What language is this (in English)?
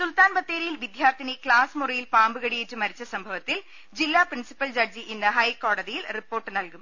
Malayalam